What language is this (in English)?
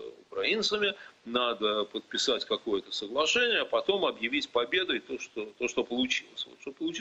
Russian